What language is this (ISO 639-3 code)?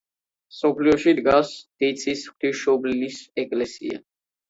kat